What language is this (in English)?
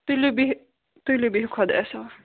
Kashmiri